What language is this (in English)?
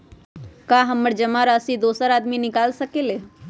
Magahi